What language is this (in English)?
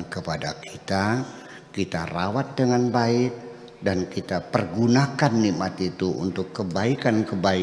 Indonesian